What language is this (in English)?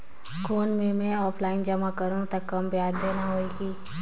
Chhattisgarhi